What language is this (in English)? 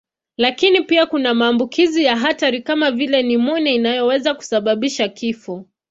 Swahili